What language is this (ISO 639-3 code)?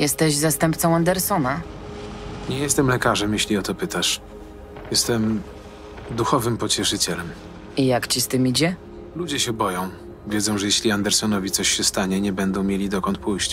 pol